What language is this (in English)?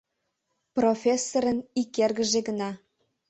Mari